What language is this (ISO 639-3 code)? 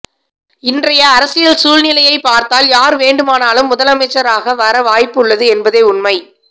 tam